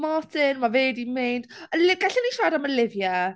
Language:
Welsh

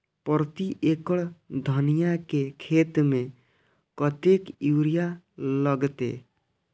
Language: Maithili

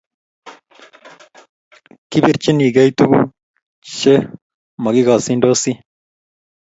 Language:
Kalenjin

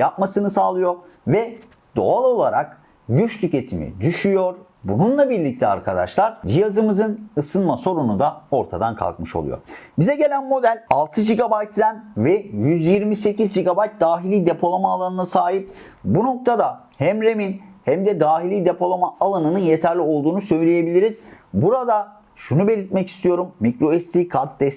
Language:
Turkish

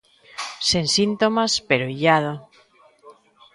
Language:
Galician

